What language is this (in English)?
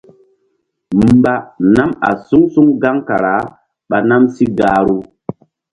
Mbum